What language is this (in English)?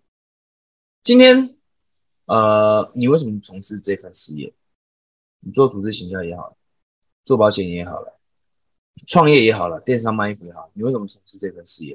Chinese